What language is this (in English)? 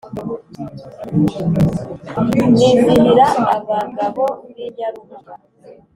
Kinyarwanda